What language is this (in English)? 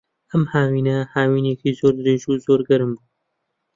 Central Kurdish